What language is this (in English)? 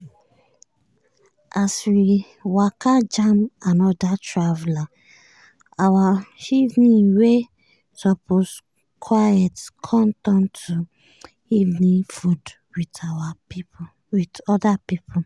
Nigerian Pidgin